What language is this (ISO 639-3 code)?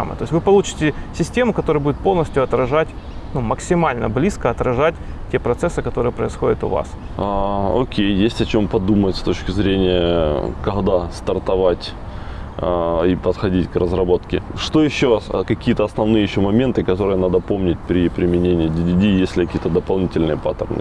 rus